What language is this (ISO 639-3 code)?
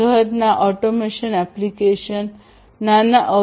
guj